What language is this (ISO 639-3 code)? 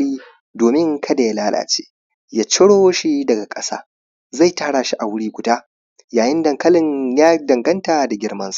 hau